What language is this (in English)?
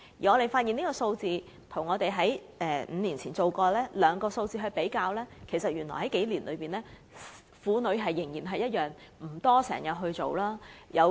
Cantonese